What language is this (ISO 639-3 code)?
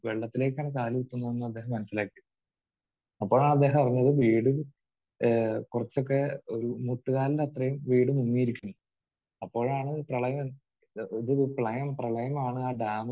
mal